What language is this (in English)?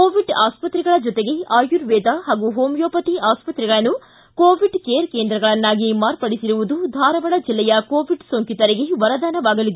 Kannada